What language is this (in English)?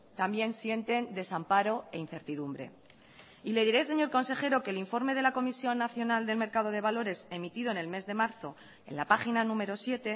Spanish